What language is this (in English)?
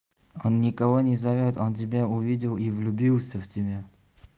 Russian